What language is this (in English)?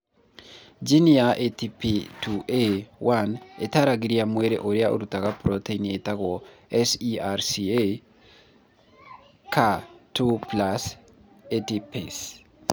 Kikuyu